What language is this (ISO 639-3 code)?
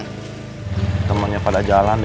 ind